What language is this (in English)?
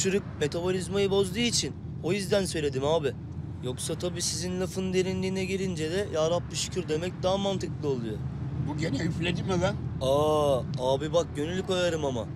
Turkish